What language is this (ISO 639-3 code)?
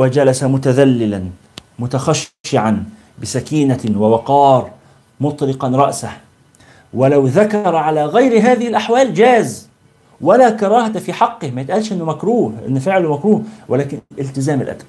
ara